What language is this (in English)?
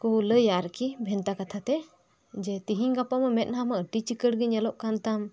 Santali